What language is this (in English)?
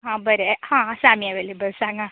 Konkani